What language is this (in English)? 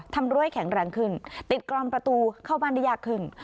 Thai